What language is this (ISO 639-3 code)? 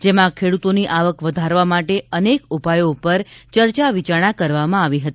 guj